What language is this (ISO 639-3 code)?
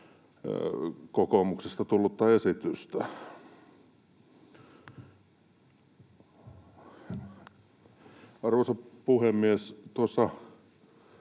fin